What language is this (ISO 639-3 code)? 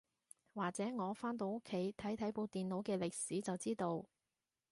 yue